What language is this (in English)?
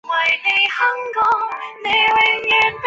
Chinese